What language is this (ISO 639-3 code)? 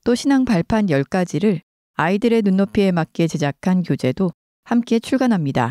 kor